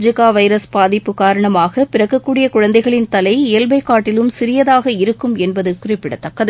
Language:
Tamil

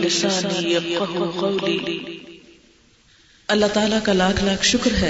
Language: Urdu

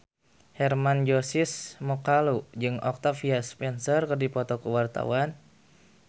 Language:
Sundanese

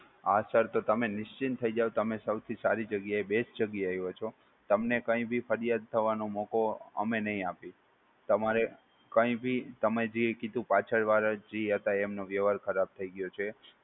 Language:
Gujarati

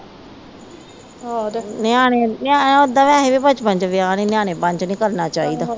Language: Punjabi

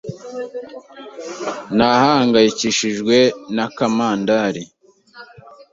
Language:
Kinyarwanda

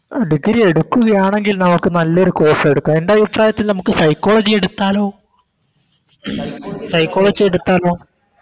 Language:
Malayalam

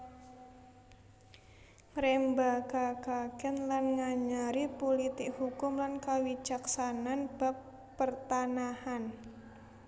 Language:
Javanese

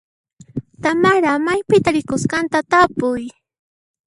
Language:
Puno Quechua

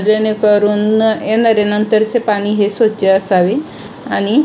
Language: Marathi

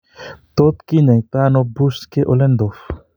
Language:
Kalenjin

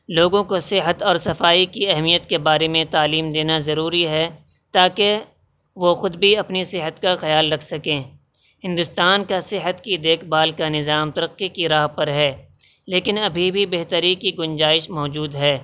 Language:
Urdu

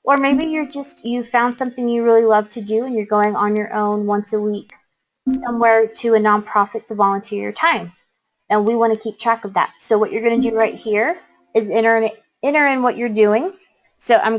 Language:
English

